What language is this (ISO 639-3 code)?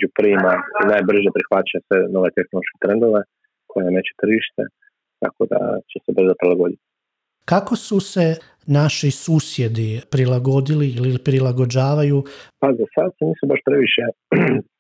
hrv